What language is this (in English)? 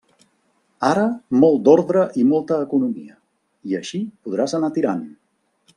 Catalan